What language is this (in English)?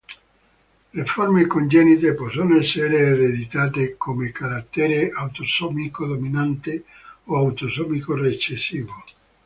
Italian